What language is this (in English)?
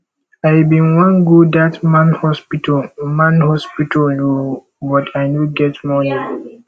Nigerian Pidgin